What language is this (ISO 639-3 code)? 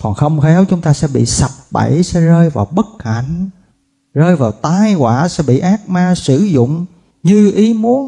vie